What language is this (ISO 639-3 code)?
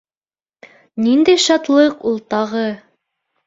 bak